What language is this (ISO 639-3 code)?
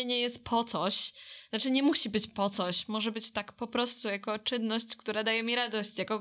pol